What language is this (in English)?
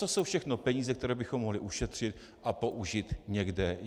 Czech